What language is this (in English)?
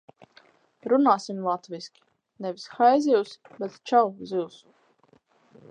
Latvian